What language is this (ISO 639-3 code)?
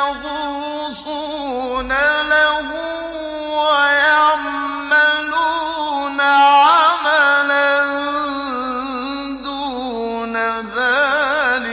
ara